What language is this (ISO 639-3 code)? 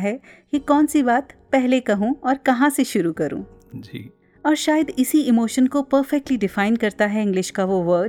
hin